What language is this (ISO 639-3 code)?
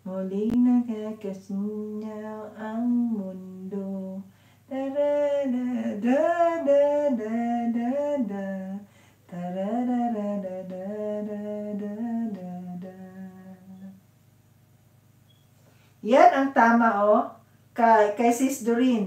fil